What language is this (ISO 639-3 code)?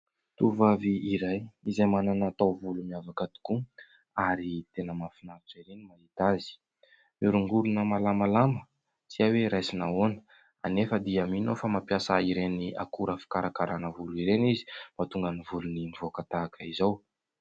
mlg